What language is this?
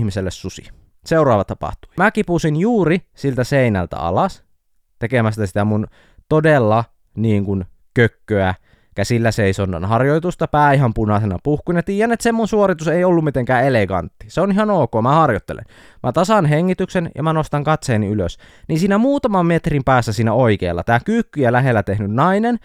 Finnish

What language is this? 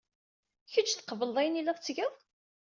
Kabyle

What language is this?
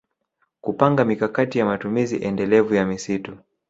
Swahili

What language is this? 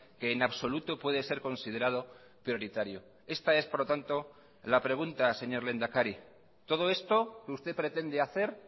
Spanish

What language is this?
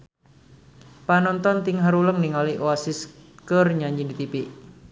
Sundanese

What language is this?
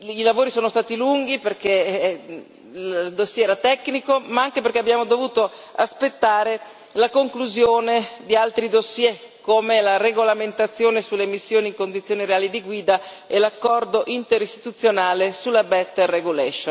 Italian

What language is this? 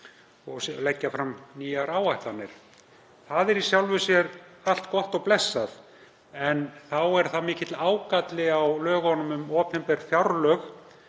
Icelandic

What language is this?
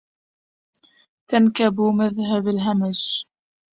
Arabic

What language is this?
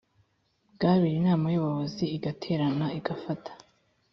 Kinyarwanda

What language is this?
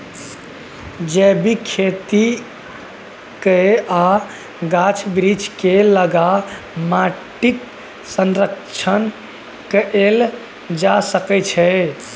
Maithili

